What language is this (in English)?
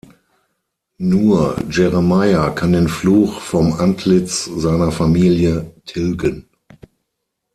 German